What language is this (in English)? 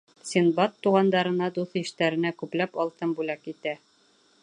Bashkir